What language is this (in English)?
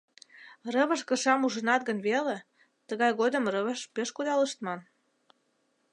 Mari